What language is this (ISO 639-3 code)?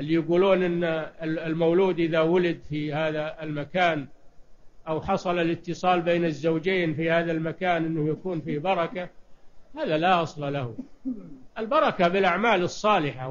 ara